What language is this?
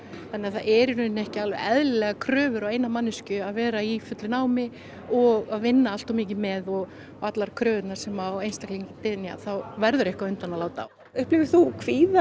Icelandic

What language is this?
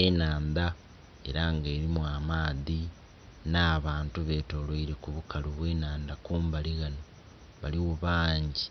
Soga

